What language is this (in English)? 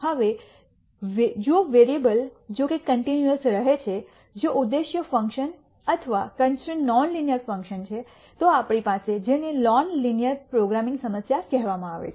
Gujarati